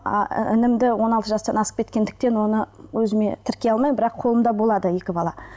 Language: Kazakh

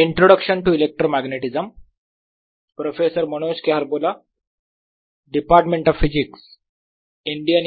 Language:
Marathi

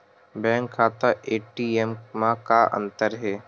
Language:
Chhattisgarhi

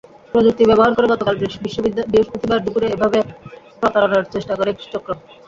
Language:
Bangla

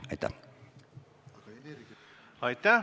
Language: Estonian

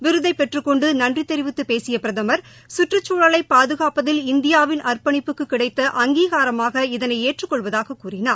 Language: Tamil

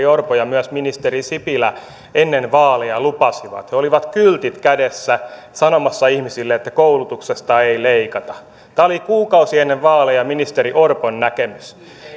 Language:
Finnish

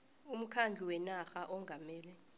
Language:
South Ndebele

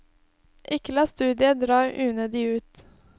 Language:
Norwegian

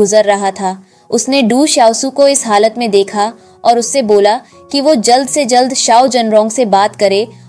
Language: Hindi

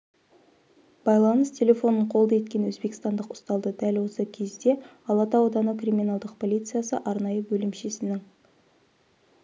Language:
Kazakh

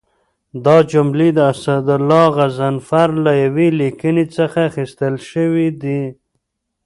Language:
Pashto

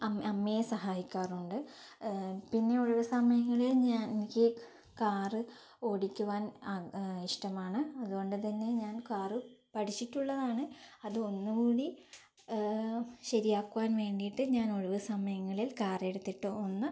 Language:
Malayalam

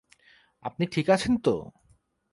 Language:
Bangla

